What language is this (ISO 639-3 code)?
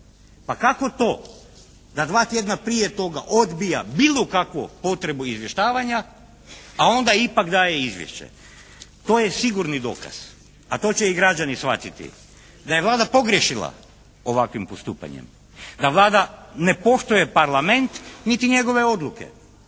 hrv